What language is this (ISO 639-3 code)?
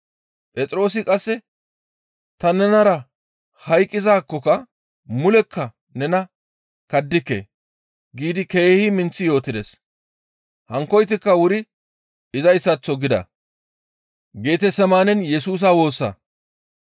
gmv